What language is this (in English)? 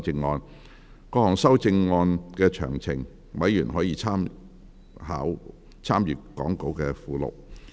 Cantonese